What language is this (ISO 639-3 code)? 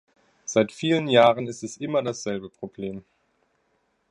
deu